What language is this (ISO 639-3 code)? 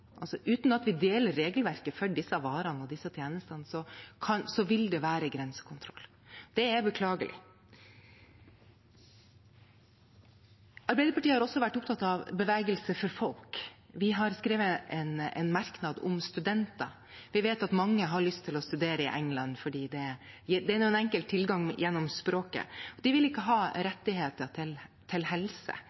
nob